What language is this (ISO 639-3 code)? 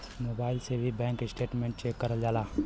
bho